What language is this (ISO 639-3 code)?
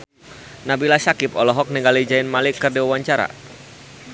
sun